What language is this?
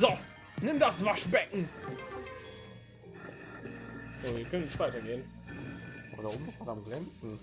German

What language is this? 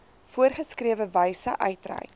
Afrikaans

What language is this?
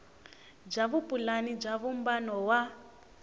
Tsonga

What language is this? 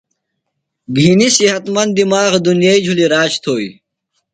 Phalura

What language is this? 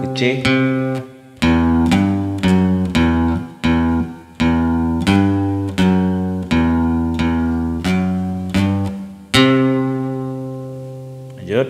Indonesian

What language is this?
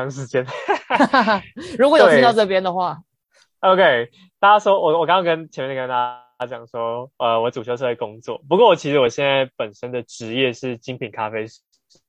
Chinese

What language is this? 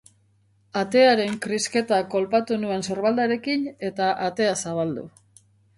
Basque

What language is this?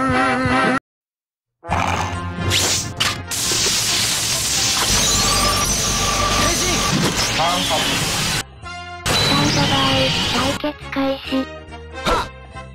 Arabic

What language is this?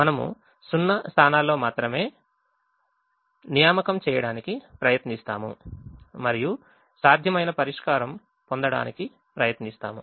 Telugu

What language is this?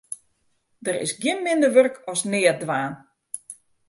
Western Frisian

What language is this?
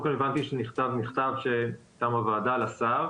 Hebrew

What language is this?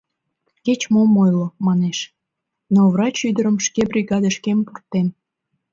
Mari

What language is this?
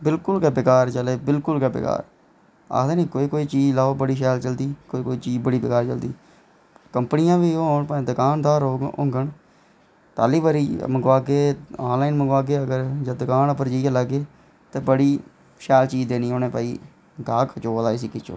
Dogri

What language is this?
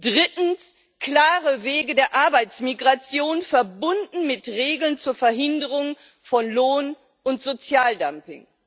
German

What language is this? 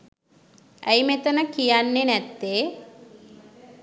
Sinhala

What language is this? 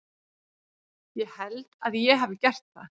Icelandic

